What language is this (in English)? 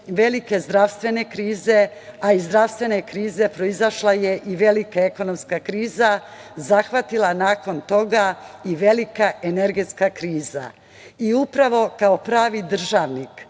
Serbian